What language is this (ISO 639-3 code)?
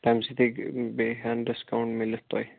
kas